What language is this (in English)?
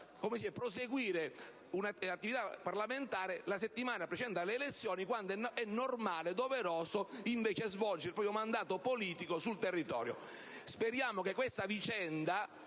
Italian